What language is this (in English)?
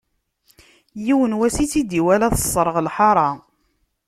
Kabyle